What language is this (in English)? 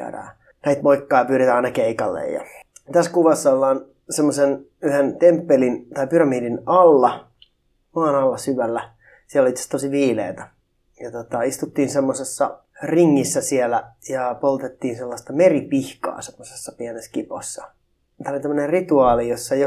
Finnish